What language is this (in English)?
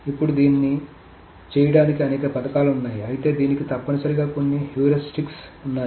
Telugu